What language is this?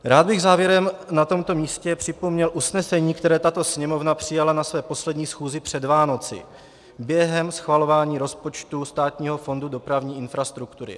Czech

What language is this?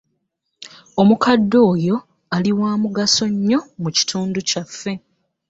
Ganda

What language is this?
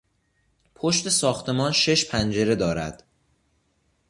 Persian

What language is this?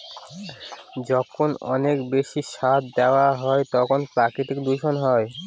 Bangla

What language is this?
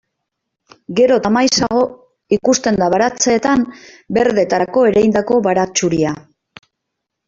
Basque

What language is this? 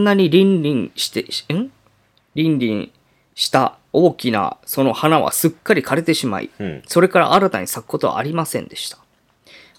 Japanese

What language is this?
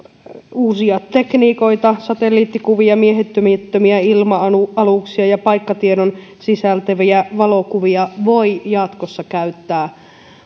Finnish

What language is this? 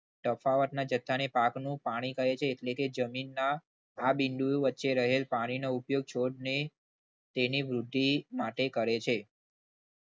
Gujarati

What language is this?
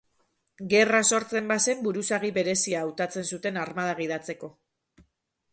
Basque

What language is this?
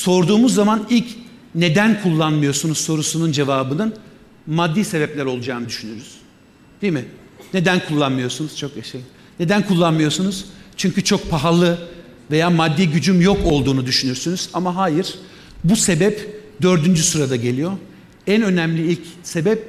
Turkish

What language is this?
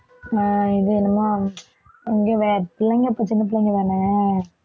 Tamil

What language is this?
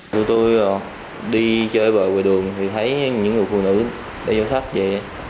Vietnamese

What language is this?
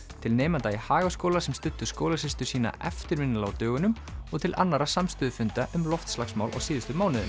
Icelandic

